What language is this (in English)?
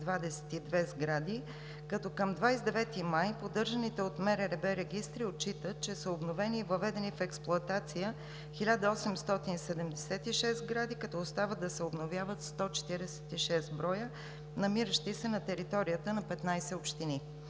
Bulgarian